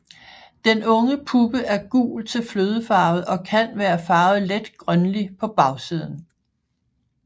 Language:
Danish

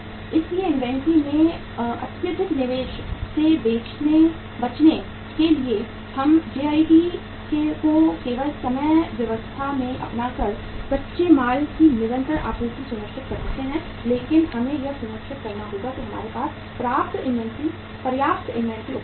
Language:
Hindi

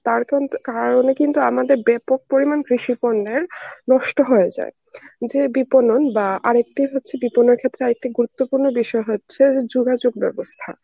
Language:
Bangla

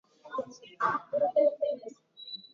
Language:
Swahili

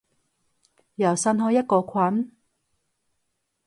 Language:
Cantonese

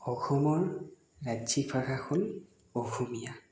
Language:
Assamese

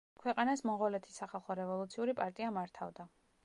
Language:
Georgian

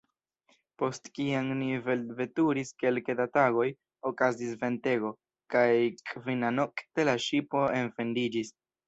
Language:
Esperanto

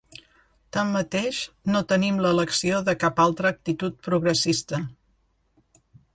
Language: Catalan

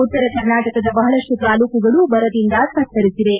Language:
Kannada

